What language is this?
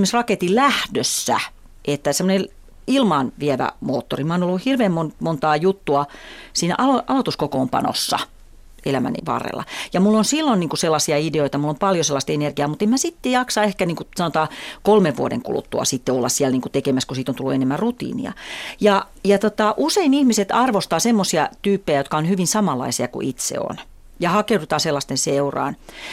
Finnish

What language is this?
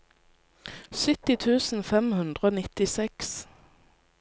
Norwegian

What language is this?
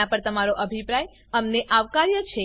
Gujarati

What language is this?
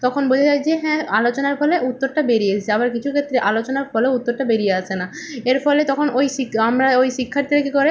Bangla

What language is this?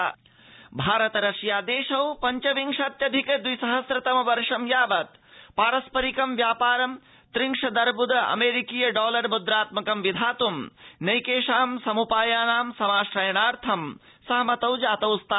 Sanskrit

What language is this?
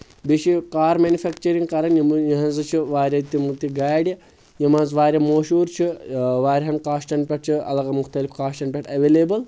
Kashmiri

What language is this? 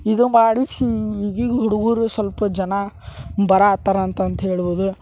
Kannada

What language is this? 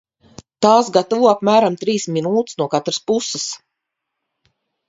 Latvian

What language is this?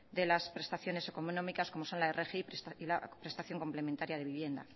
Spanish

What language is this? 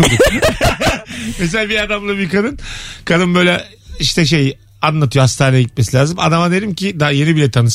Turkish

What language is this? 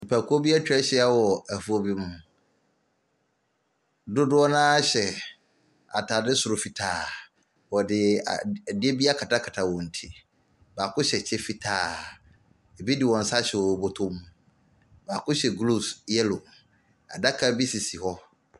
Akan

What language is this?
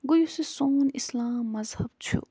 Kashmiri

